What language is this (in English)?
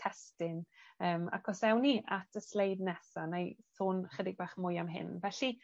Welsh